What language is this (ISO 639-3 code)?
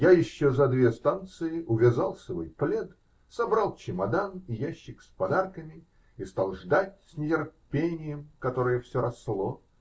rus